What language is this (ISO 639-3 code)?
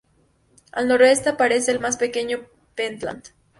spa